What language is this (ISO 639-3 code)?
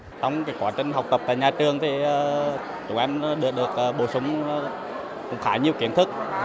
vie